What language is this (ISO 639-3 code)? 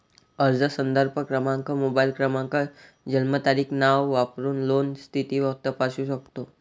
mar